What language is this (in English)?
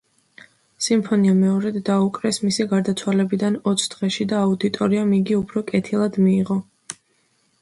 Georgian